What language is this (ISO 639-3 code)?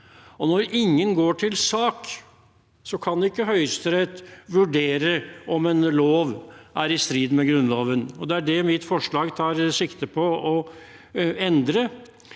nor